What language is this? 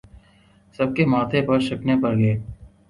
Urdu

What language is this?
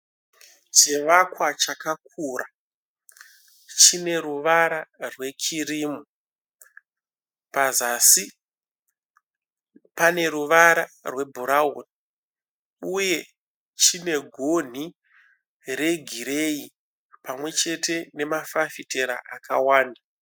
Shona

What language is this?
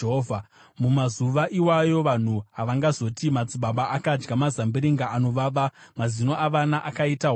Shona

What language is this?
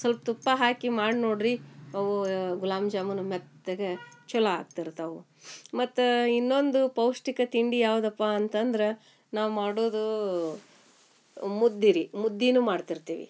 Kannada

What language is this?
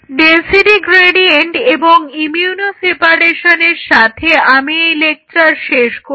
Bangla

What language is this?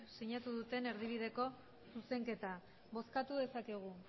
Basque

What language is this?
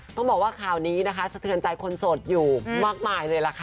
Thai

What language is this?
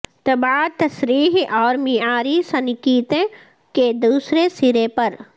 Urdu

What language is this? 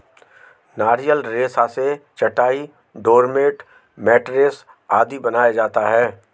Hindi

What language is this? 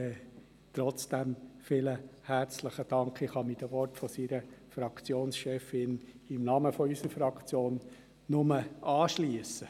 Swiss German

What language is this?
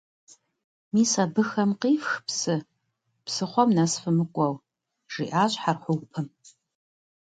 Kabardian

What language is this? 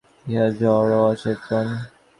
Bangla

